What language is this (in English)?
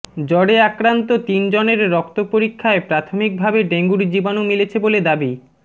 Bangla